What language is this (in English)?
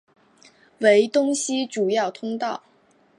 Chinese